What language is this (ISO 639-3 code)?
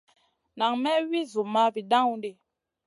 mcn